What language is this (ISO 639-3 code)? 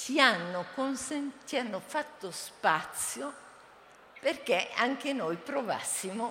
ita